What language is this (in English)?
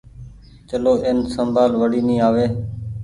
Goaria